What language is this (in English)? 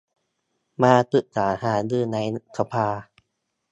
Thai